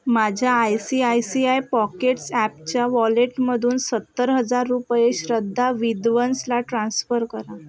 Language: Marathi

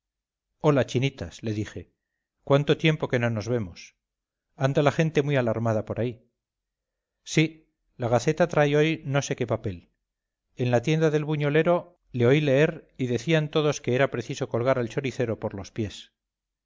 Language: Spanish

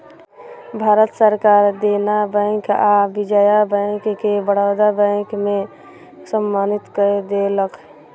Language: Maithili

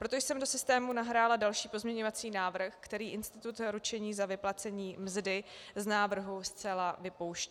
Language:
Czech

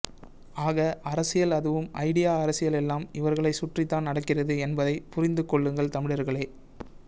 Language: Tamil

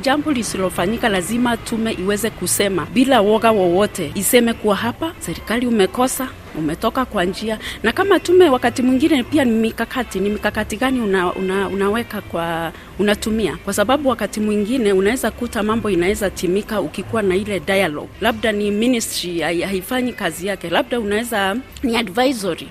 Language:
Swahili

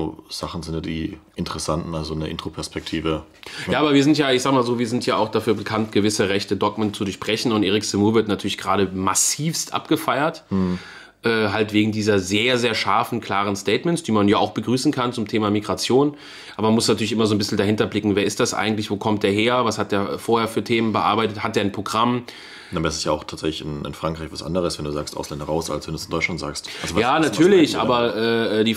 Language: German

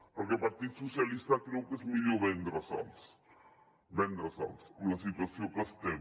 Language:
Catalan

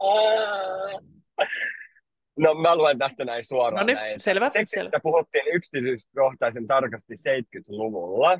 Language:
Finnish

